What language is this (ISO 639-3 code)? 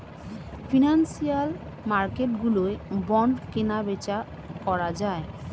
ben